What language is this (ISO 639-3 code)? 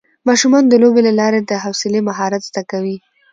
pus